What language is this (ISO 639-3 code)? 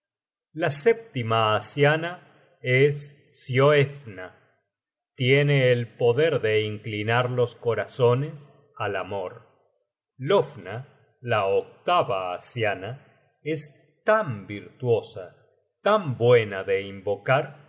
spa